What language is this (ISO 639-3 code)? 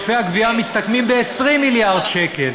heb